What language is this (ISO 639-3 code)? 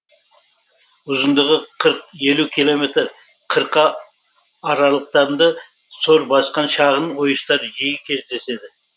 kaz